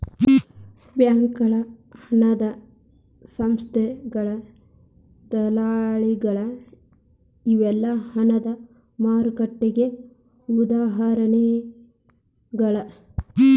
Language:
Kannada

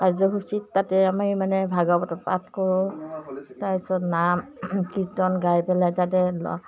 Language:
Assamese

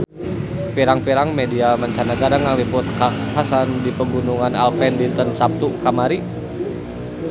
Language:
Sundanese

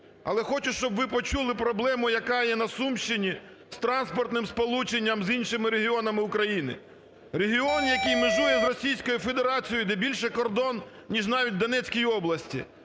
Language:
Ukrainian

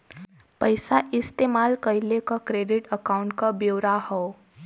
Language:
Bhojpuri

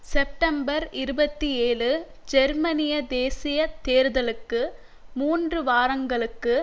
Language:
Tamil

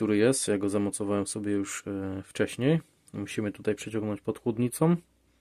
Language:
Polish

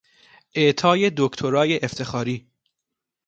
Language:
Persian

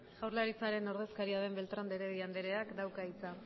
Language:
Basque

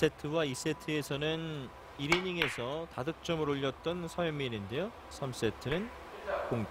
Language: Korean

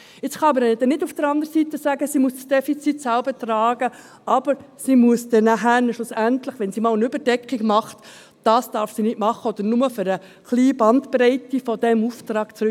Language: Swiss German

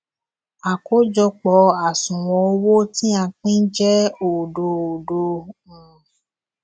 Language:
Yoruba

